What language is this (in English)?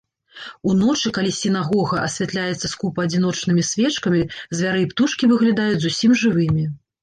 Belarusian